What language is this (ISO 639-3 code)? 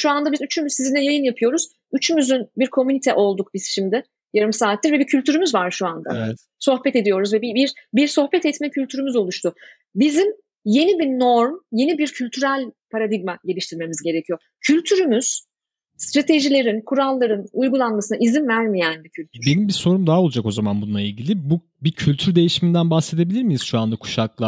tur